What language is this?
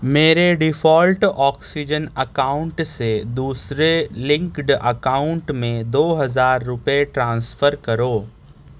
Urdu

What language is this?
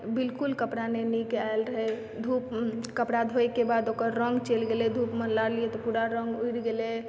Maithili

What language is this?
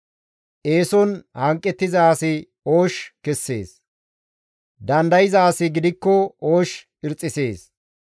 Gamo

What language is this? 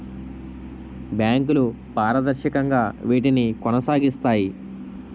Telugu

